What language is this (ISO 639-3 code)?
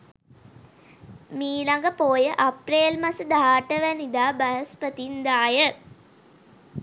sin